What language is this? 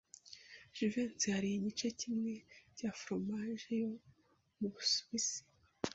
Kinyarwanda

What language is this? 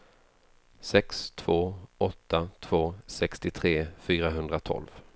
Swedish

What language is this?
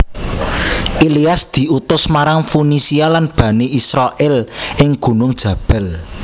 Javanese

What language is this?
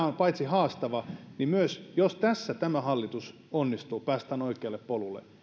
Finnish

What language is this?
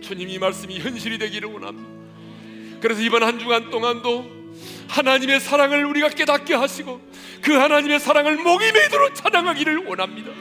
Korean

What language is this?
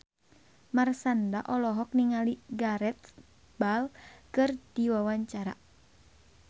Sundanese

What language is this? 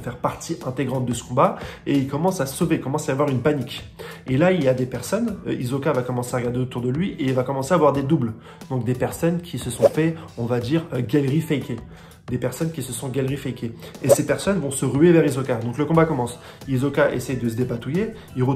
French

